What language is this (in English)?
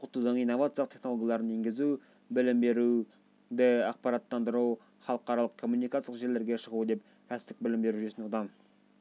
Kazakh